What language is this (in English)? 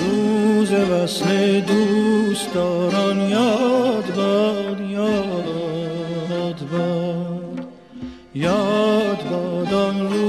Persian